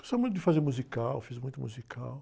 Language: Portuguese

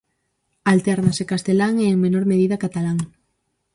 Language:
Galician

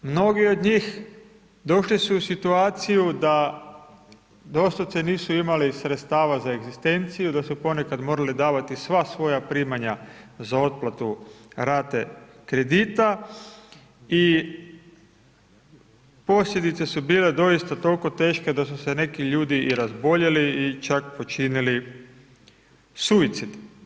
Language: Croatian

